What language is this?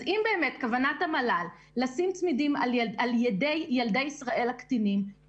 Hebrew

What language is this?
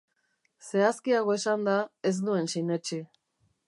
Basque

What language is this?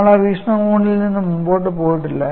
Malayalam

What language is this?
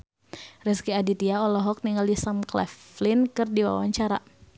Sundanese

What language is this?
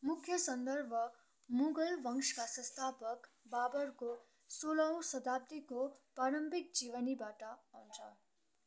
Nepali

